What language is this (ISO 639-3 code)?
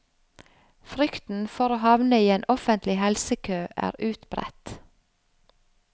nor